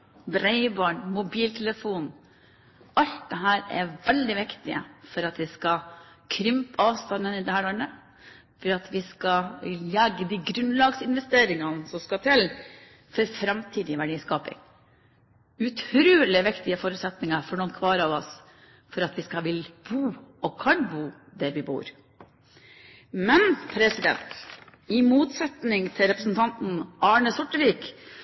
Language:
Norwegian Bokmål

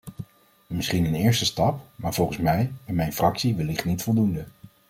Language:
Dutch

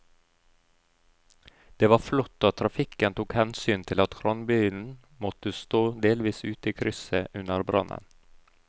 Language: Norwegian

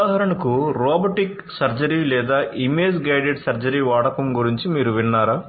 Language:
Telugu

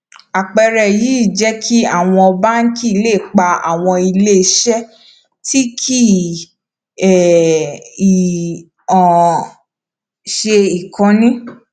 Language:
Yoruba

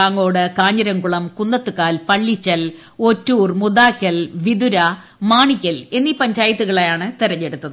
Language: Malayalam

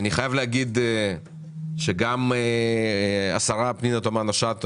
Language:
Hebrew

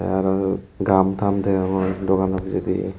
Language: Chakma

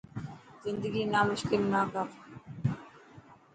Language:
Dhatki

